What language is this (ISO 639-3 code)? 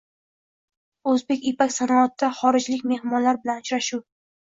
uzb